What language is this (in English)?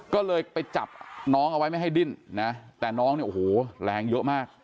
Thai